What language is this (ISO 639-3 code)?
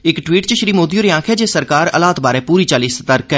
doi